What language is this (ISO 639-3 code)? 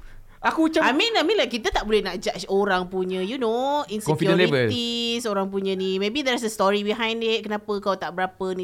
msa